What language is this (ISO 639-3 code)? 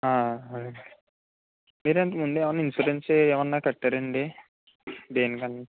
tel